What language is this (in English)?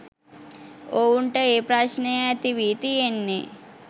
Sinhala